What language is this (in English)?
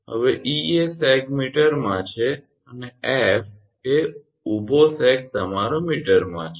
Gujarati